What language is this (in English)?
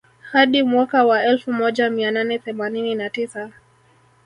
Swahili